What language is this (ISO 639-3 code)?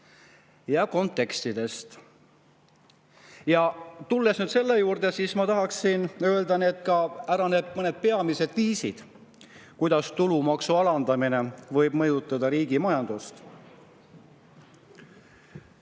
est